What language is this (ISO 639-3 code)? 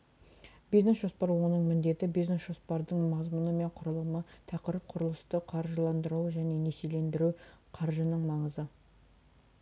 kaz